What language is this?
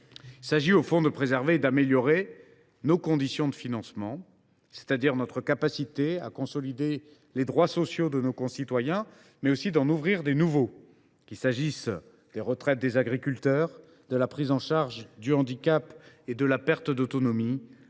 French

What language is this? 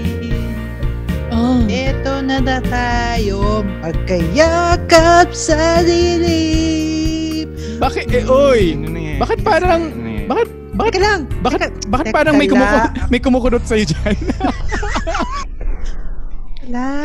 Filipino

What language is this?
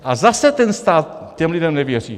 Czech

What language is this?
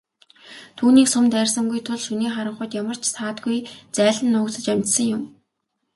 Mongolian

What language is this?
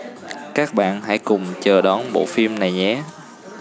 Vietnamese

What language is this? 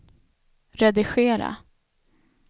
Swedish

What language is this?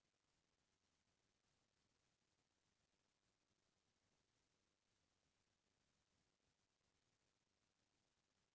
Chhattisgarhi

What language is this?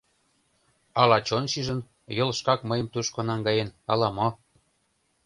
Mari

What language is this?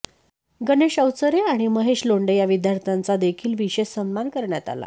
Marathi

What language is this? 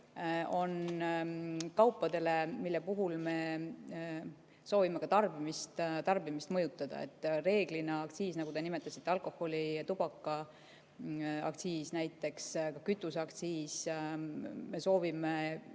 Estonian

